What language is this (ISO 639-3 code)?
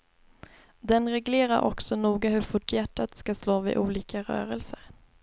swe